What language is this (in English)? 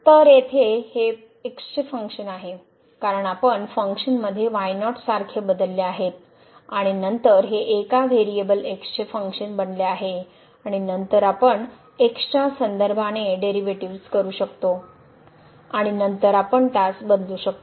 Marathi